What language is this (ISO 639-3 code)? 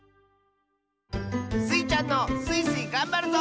jpn